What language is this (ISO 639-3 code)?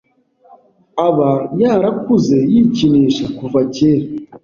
kin